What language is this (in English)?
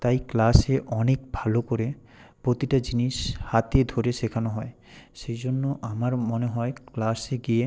Bangla